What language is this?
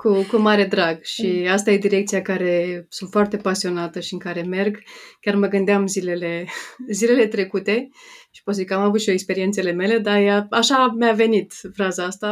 Romanian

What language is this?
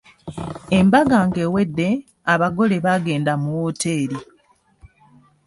Ganda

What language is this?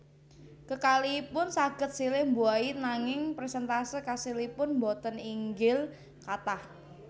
Javanese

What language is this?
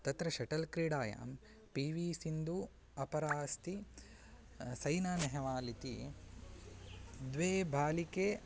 Sanskrit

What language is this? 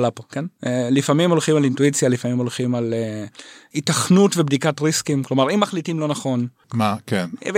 Hebrew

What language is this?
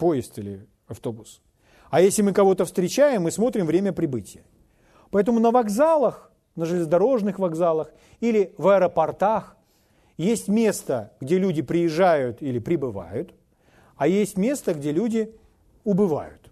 Russian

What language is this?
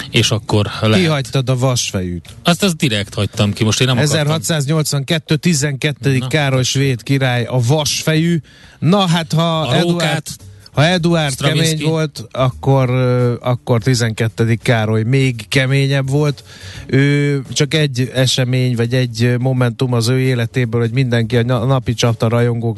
Hungarian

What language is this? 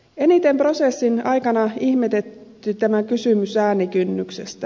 Finnish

